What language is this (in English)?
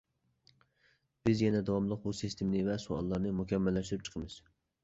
Uyghur